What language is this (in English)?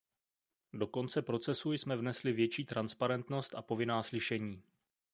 Czech